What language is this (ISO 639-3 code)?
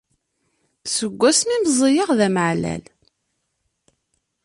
kab